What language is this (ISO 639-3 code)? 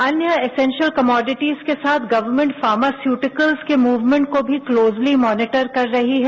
hin